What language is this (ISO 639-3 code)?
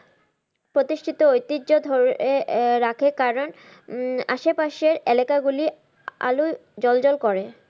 ben